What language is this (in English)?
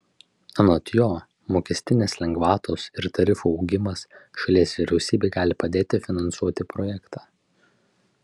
Lithuanian